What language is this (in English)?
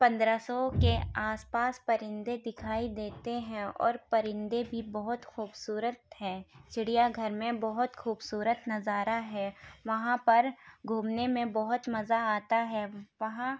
Urdu